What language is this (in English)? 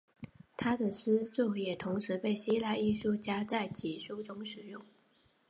Chinese